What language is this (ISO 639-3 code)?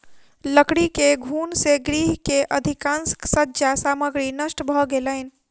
mai